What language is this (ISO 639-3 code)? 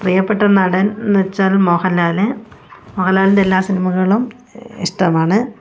mal